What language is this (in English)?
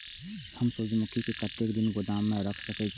Maithili